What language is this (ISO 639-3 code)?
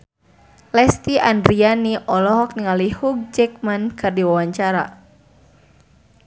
sun